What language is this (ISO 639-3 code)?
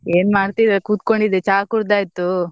kan